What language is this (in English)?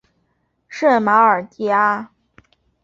Chinese